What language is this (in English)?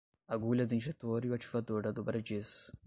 Portuguese